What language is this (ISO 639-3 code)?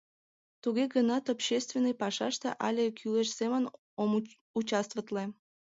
chm